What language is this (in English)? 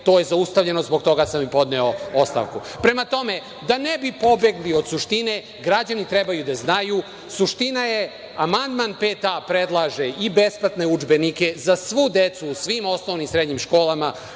Serbian